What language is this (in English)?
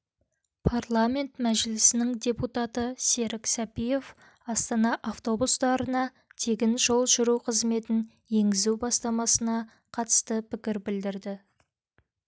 Kazakh